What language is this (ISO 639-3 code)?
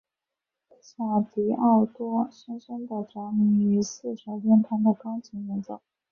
zho